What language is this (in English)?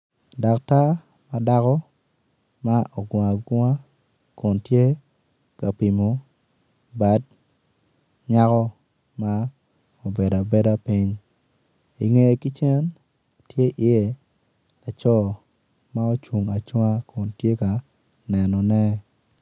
Acoli